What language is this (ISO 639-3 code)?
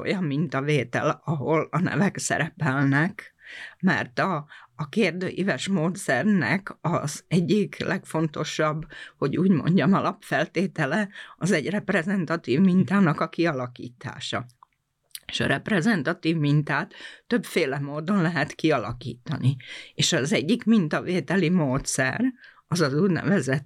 hun